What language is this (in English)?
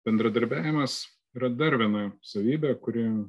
Lithuanian